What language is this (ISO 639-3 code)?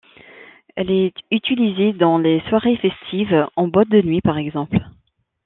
fra